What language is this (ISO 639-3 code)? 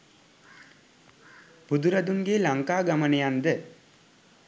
sin